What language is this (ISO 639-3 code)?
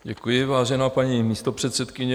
ces